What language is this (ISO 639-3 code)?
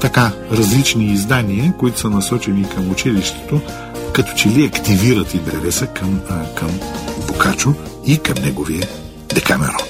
bul